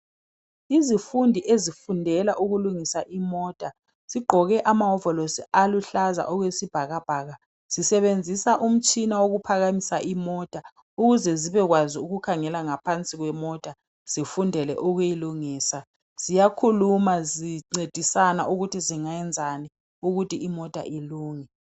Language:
North Ndebele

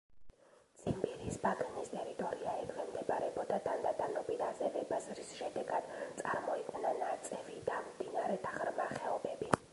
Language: Georgian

